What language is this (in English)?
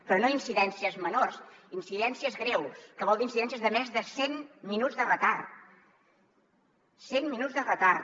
Catalan